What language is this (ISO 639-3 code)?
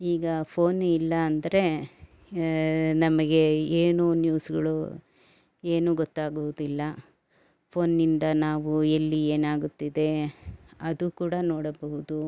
kan